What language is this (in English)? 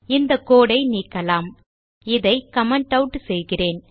Tamil